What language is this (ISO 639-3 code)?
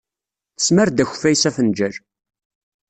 kab